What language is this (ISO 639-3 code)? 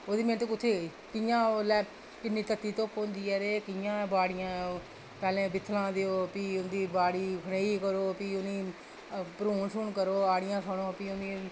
doi